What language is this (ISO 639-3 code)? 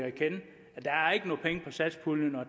dan